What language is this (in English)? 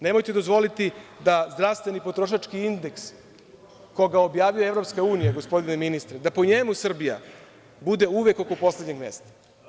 Serbian